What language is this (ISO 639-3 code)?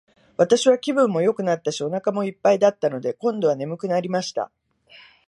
jpn